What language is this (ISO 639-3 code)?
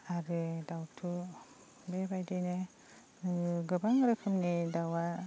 brx